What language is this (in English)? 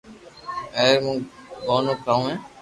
Loarki